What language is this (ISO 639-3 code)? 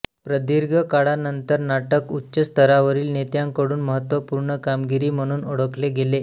mar